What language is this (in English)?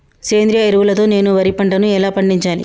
Telugu